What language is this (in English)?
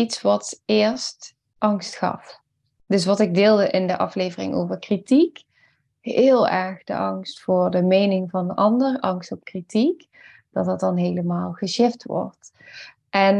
Dutch